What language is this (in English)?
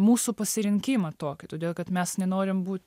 Lithuanian